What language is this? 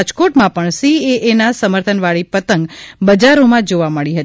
Gujarati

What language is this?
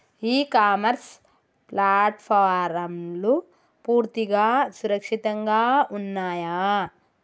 Telugu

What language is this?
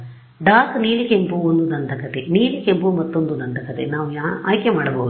Kannada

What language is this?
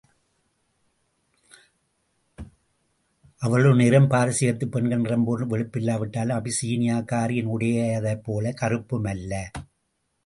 Tamil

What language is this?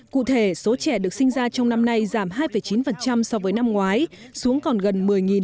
Vietnamese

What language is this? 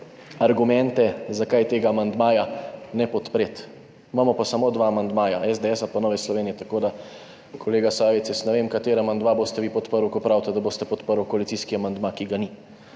Slovenian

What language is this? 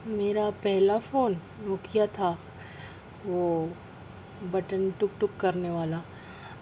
Urdu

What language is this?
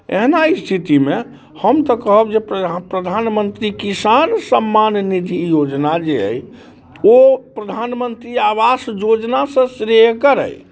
Maithili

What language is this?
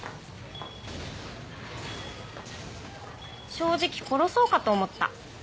Japanese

